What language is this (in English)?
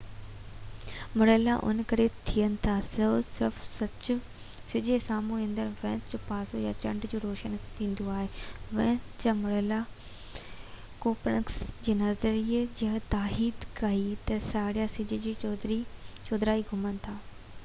Sindhi